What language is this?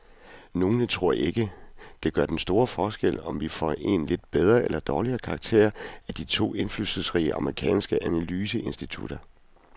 Danish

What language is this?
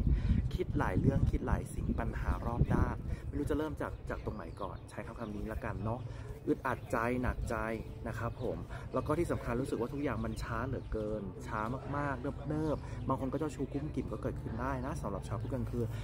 Thai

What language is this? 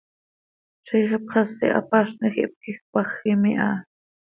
Seri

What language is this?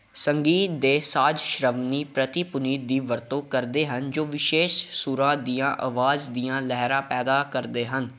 Punjabi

